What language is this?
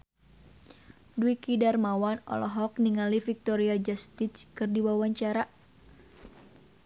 Sundanese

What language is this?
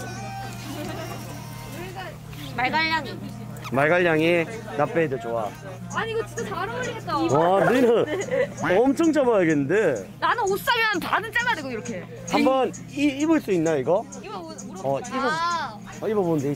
Korean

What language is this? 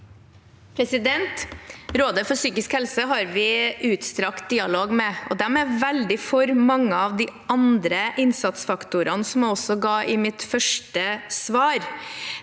Norwegian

